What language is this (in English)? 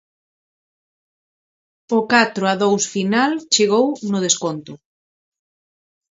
Galician